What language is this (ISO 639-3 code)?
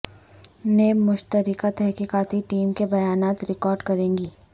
urd